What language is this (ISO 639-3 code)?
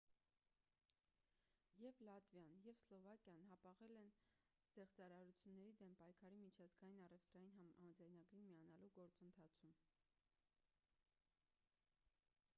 hye